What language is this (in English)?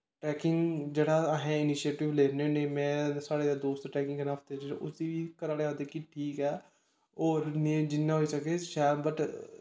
Dogri